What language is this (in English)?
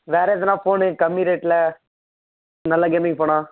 Tamil